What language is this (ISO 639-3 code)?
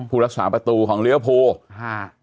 tha